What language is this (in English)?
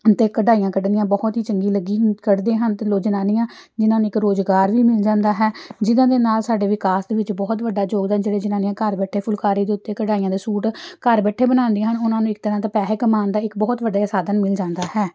Punjabi